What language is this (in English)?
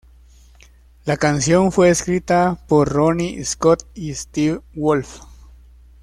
Spanish